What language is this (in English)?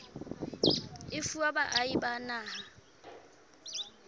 Southern Sotho